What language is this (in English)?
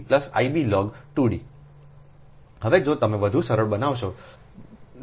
Gujarati